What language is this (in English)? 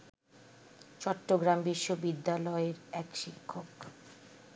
Bangla